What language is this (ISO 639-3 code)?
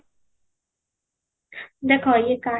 ori